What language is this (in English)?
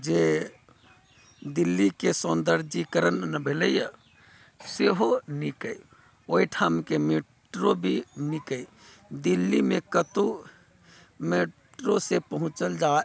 Maithili